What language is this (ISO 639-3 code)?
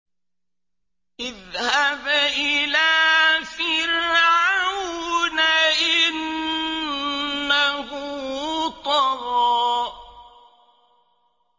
ara